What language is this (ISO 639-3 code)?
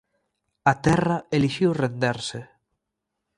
glg